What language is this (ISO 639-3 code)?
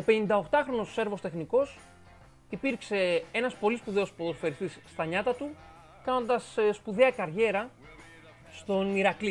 ell